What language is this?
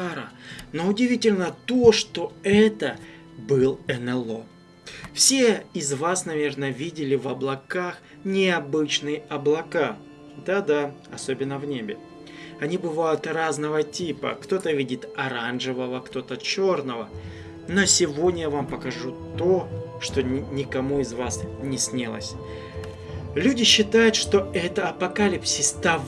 Russian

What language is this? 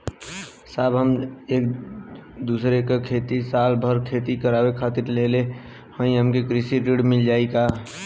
Bhojpuri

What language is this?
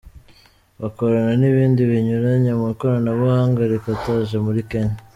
Kinyarwanda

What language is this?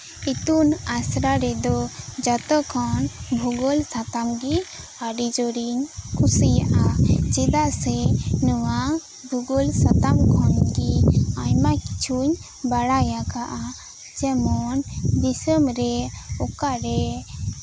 Santali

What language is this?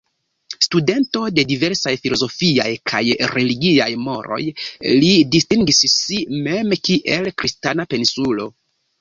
Esperanto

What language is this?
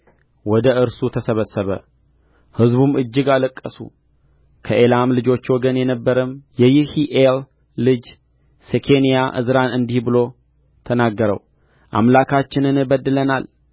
Amharic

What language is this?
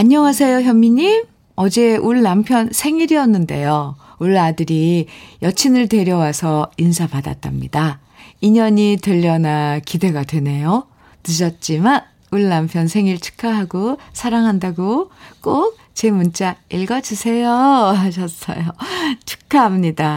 Korean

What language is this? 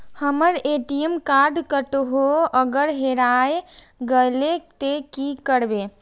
Maithili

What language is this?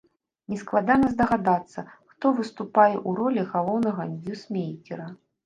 Belarusian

